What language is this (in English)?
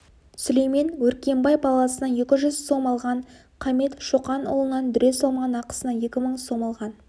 Kazakh